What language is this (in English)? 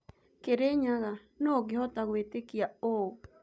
Kikuyu